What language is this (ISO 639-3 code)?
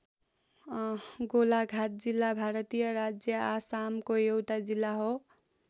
nep